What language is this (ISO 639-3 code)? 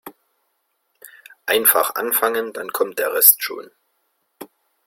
deu